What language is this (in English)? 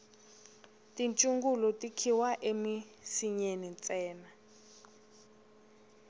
Tsonga